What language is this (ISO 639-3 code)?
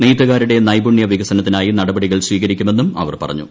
mal